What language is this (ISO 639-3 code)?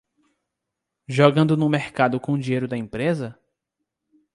por